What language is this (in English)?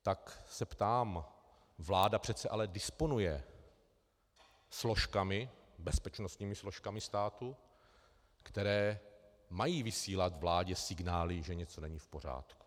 Czech